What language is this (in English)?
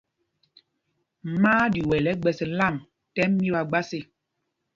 Mpumpong